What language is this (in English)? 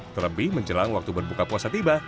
Indonesian